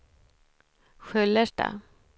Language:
Swedish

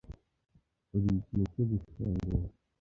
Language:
Kinyarwanda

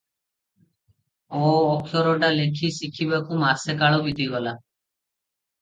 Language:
Odia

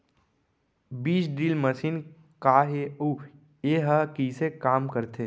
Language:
Chhattisgarhi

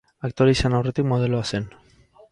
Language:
Basque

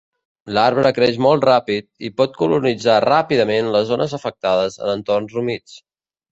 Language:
Catalan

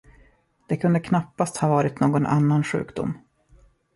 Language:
Swedish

